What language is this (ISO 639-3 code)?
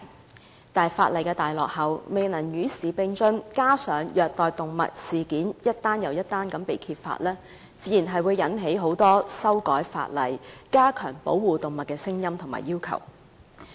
yue